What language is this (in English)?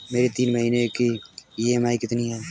Hindi